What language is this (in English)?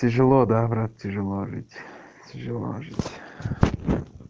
Russian